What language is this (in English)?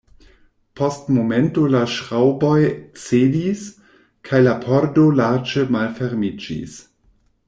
Esperanto